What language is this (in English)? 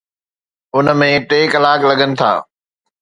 Sindhi